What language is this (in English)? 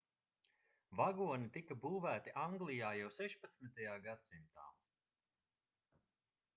Latvian